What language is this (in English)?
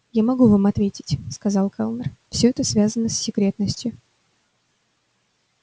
Russian